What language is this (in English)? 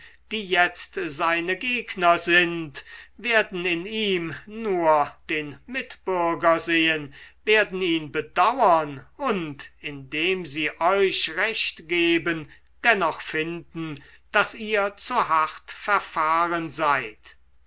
German